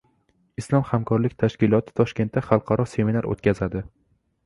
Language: Uzbek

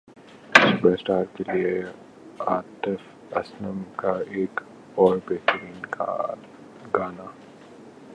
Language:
Urdu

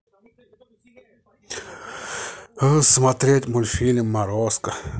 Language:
Russian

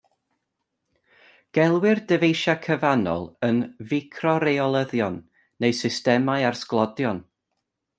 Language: Welsh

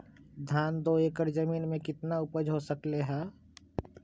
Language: Magahi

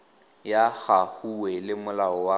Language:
Tswana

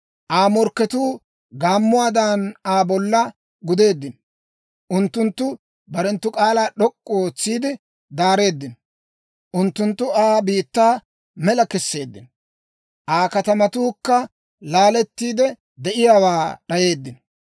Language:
Dawro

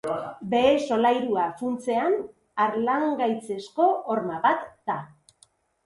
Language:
Basque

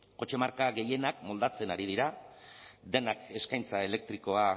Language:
Basque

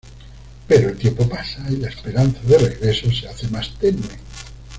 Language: Spanish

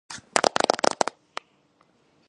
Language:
Georgian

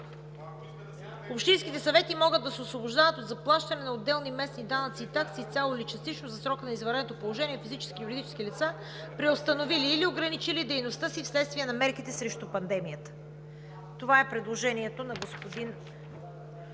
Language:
Bulgarian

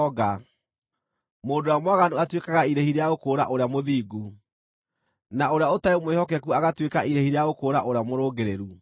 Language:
Kikuyu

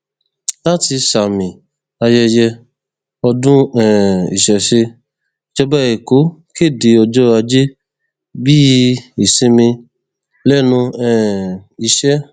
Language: Yoruba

